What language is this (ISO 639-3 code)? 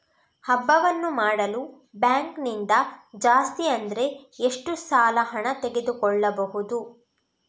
kan